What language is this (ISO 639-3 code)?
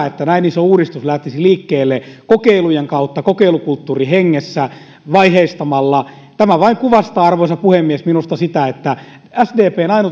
fin